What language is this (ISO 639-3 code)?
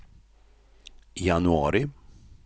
swe